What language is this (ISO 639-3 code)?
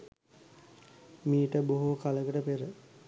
sin